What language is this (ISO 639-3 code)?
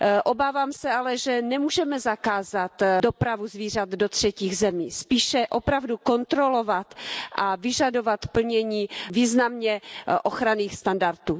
ces